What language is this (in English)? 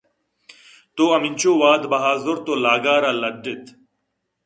Eastern Balochi